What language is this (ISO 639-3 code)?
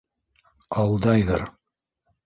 bak